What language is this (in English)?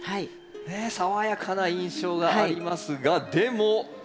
Japanese